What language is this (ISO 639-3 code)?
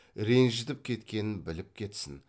kaz